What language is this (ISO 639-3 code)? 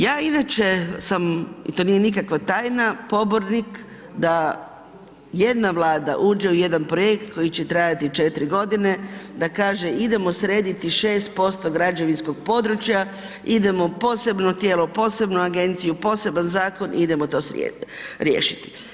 hrv